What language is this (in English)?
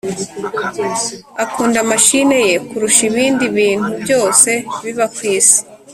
Kinyarwanda